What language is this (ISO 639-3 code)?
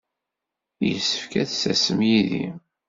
kab